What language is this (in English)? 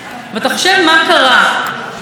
Hebrew